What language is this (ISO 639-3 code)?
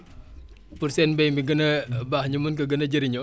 wol